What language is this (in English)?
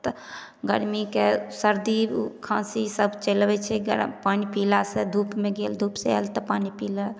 Maithili